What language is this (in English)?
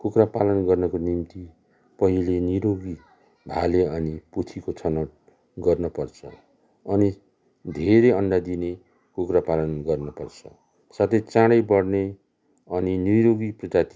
Nepali